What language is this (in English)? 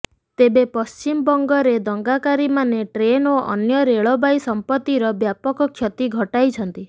Odia